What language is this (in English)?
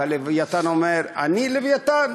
Hebrew